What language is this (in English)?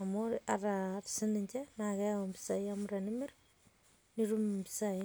Masai